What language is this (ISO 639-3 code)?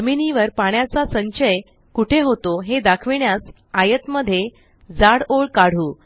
mar